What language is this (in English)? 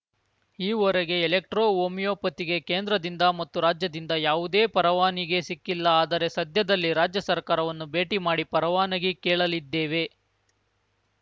Kannada